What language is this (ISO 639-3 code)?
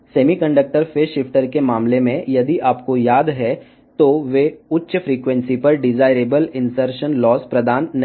tel